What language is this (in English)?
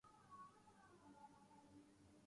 Urdu